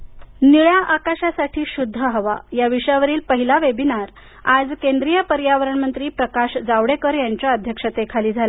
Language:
Marathi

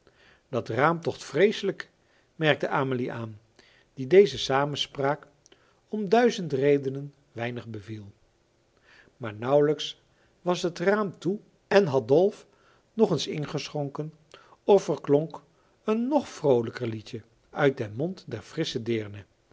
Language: Dutch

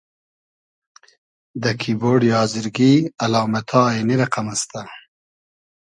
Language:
Hazaragi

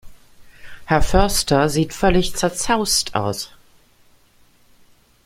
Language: German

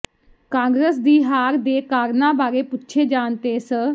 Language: Punjabi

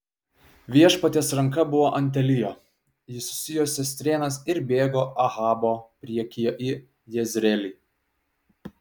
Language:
Lithuanian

